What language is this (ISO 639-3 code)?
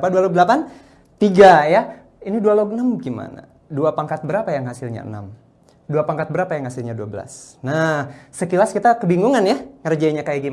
ind